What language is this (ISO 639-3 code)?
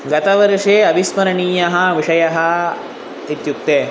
san